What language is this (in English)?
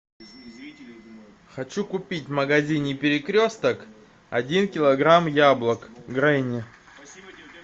Russian